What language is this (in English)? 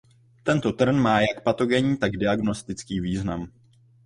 Czech